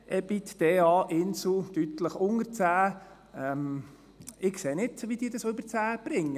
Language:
Swiss German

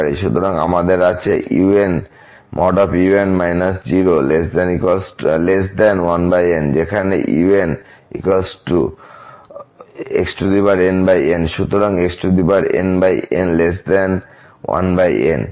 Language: Bangla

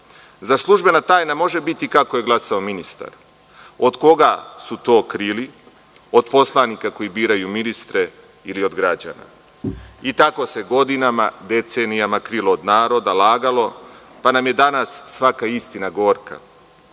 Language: Serbian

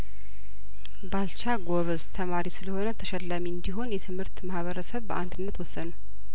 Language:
Amharic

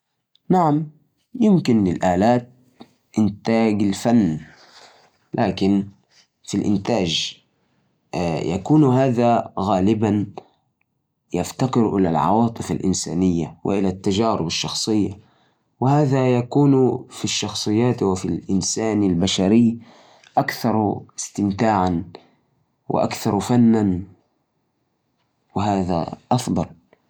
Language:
Najdi Arabic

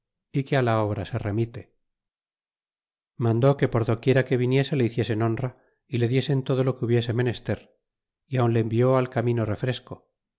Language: Spanish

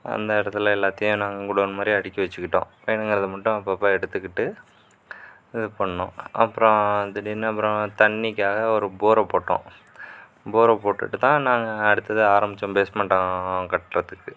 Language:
Tamil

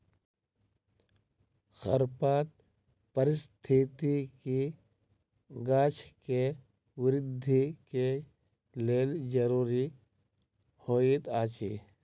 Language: Maithili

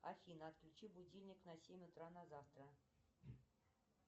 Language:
Russian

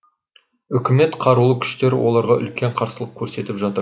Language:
Kazakh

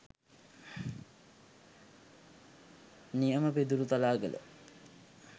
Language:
Sinhala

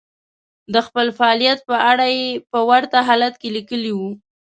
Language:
Pashto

